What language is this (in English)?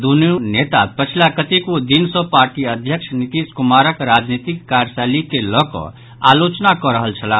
Maithili